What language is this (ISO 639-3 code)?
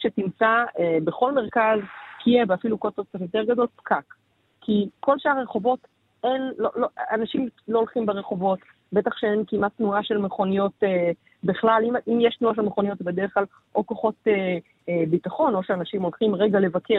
heb